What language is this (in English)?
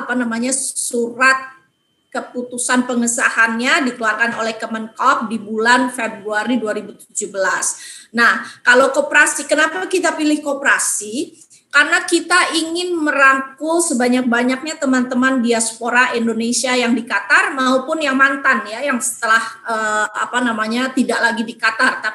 Indonesian